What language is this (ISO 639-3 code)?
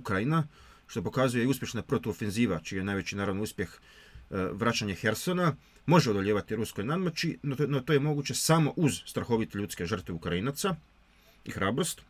hrv